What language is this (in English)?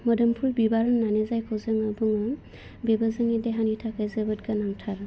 Bodo